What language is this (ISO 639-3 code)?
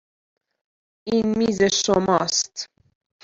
fas